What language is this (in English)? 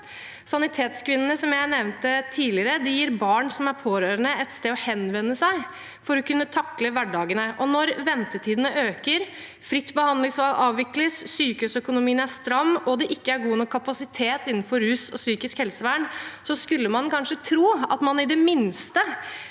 Norwegian